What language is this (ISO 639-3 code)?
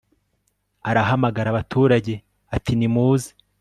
kin